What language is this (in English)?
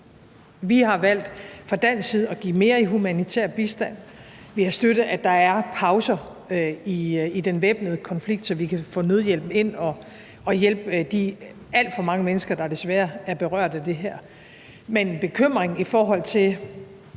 Danish